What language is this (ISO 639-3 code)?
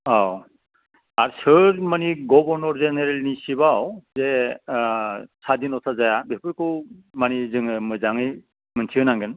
brx